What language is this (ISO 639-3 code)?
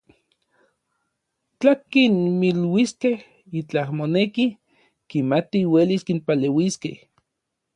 nlv